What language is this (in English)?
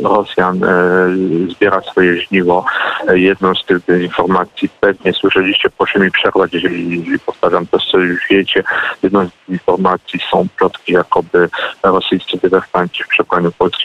Polish